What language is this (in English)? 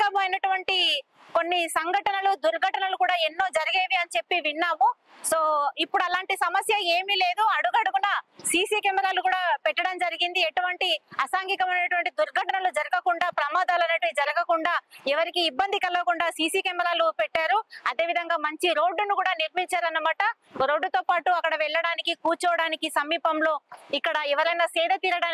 Telugu